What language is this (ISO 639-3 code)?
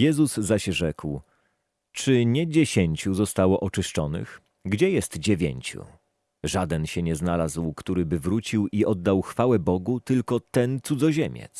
pol